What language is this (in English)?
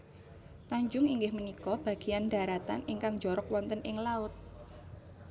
Javanese